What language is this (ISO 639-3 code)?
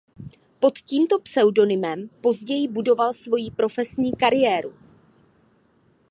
ces